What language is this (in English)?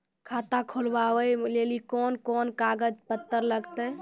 Maithili